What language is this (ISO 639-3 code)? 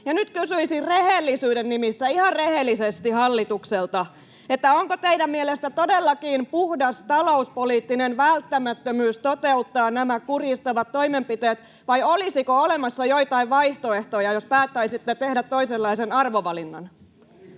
fin